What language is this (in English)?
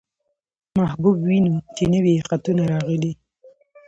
Pashto